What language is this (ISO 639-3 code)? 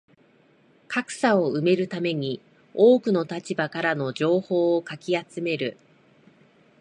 jpn